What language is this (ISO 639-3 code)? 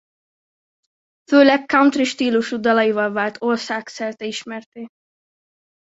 hun